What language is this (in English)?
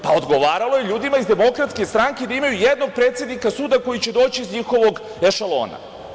Serbian